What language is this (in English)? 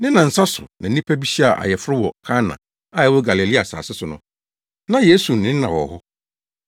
Akan